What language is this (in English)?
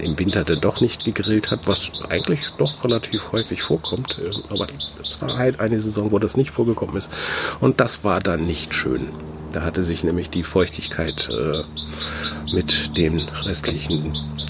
German